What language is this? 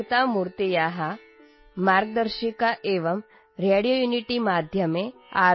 Punjabi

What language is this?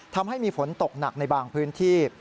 Thai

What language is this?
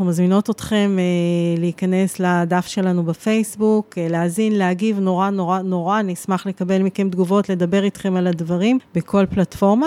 Hebrew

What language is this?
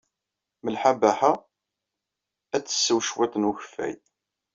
Kabyle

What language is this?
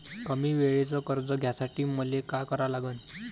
Marathi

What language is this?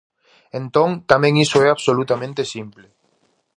Galician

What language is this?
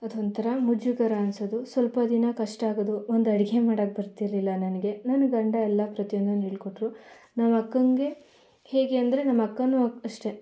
Kannada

